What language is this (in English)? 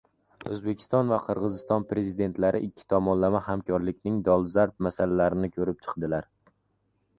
Uzbek